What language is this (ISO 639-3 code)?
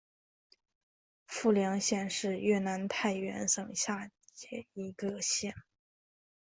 zho